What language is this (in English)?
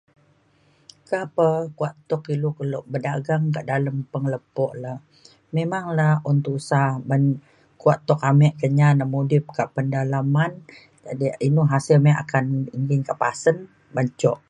Mainstream Kenyah